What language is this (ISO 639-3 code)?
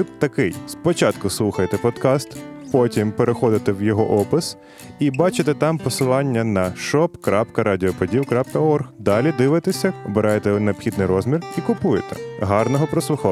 ukr